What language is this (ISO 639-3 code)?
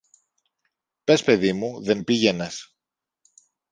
ell